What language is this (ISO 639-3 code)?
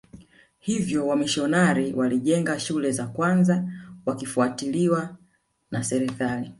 swa